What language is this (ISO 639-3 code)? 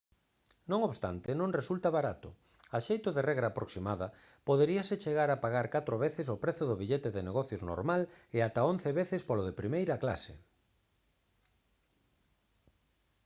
glg